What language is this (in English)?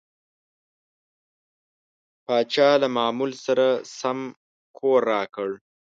Pashto